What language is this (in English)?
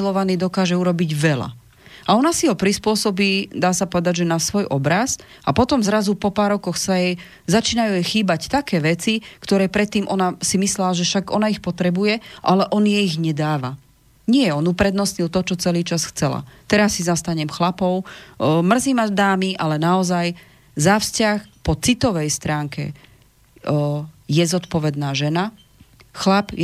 Slovak